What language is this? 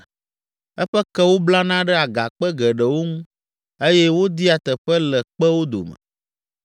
Ewe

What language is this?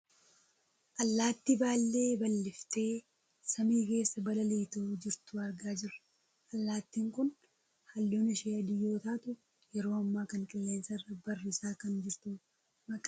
Oromo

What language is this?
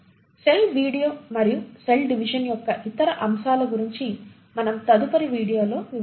Telugu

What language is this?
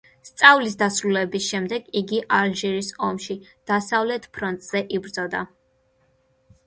Georgian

